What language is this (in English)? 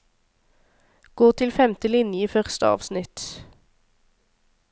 Norwegian